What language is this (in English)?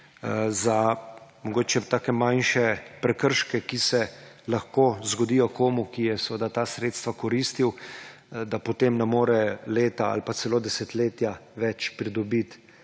Slovenian